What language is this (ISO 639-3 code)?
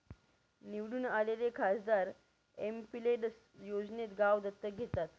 mar